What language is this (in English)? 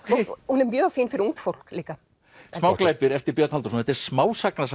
Icelandic